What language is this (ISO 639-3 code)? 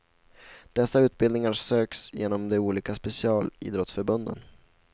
swe